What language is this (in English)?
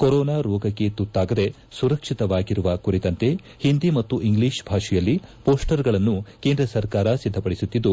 Kannada